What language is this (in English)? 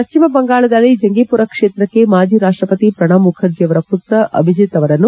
Kannada